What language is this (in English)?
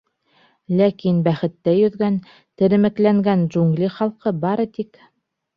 Bashkir